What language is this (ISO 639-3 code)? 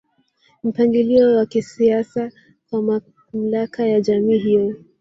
swa